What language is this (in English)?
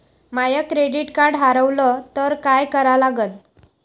Marathi